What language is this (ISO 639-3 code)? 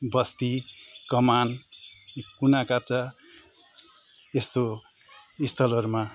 nep